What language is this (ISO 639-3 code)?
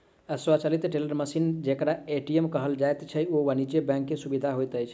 mai